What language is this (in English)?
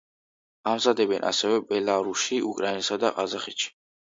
Georgian